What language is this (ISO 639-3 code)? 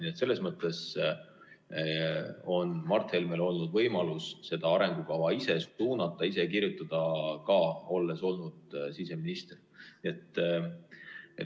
est